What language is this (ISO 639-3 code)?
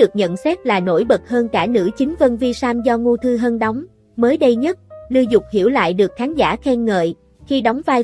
vie